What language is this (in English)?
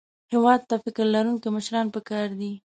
Pashto